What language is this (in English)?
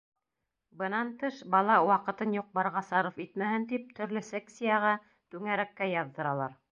Bashkir